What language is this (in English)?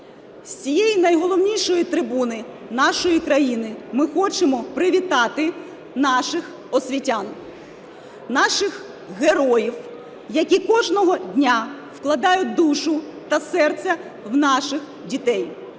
Ukrainian